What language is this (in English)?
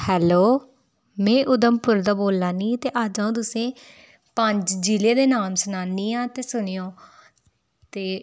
Dogri